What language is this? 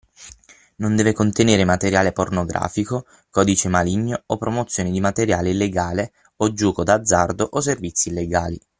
Italian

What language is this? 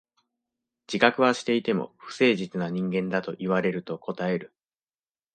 Japanese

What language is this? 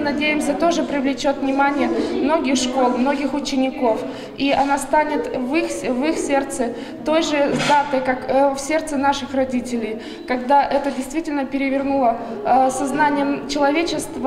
Russian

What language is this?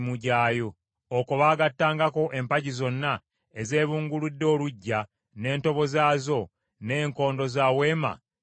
Ganda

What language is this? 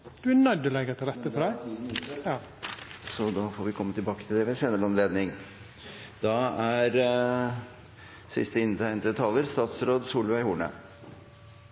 Norwegian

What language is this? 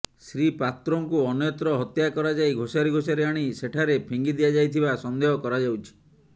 Odia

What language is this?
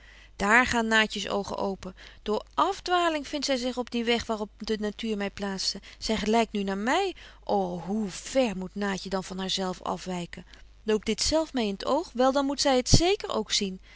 Dutch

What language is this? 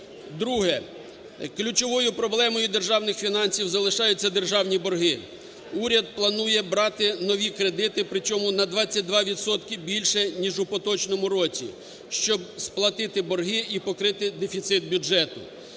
Ukrainian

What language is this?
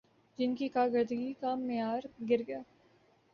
Urdu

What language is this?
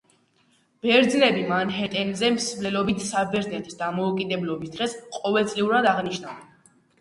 Georgian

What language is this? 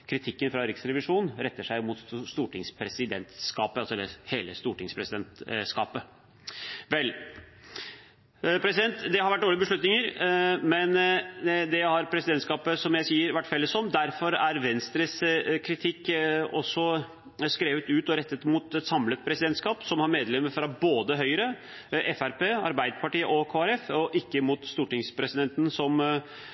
Norwegian Bokmål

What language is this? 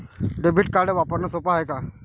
Marathi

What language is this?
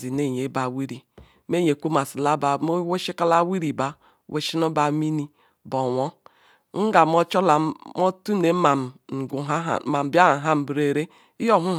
Ikwere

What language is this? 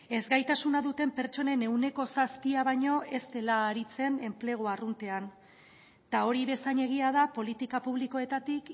Basque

